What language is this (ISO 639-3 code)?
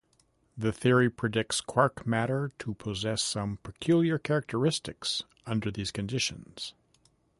eng